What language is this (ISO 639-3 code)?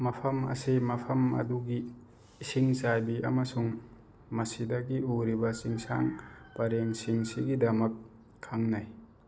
mni